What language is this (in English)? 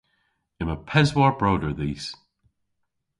Cornish